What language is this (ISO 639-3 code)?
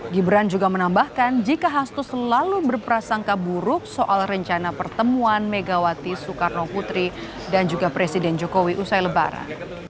ind